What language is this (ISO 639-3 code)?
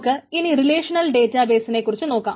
mal